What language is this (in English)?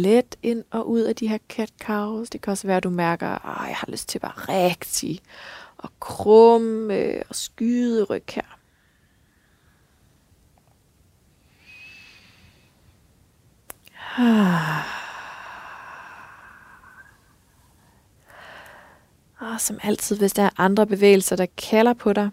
Danish